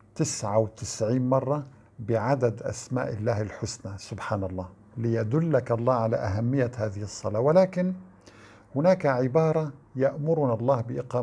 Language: Arabic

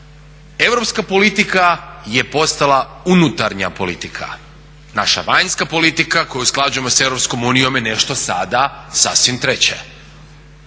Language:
Croatian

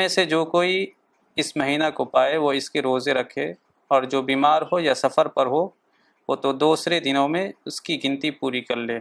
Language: Urdu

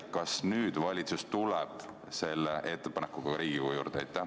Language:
Estonian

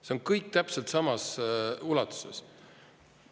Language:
Estonian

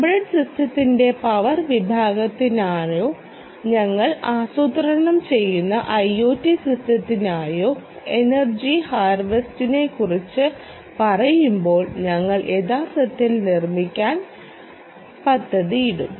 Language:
Malayalam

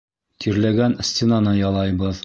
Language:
Bashkir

